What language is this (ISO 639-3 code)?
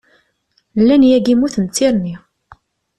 kab